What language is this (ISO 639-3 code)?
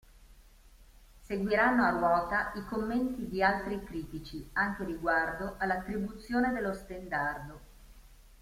ita